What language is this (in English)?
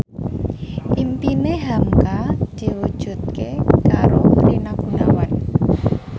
Javanese